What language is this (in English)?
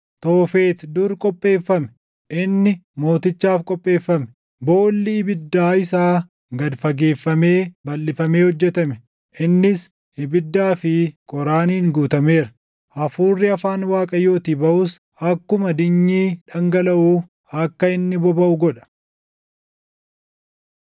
Oromo